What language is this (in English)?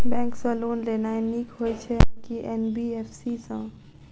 Maithili